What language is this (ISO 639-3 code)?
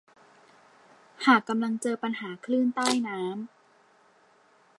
tha